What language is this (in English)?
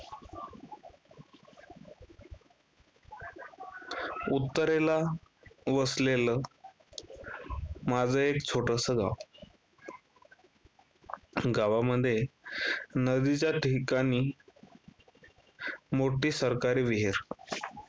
Marathi